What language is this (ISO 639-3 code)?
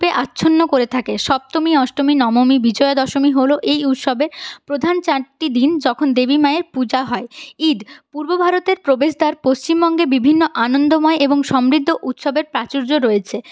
ben